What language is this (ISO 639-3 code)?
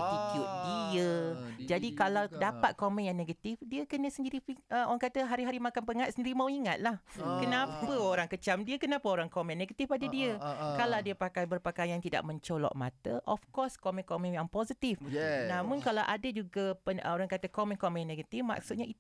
msa